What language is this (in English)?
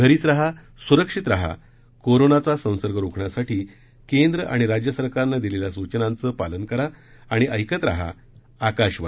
Marathi